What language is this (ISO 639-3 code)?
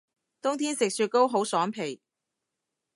yue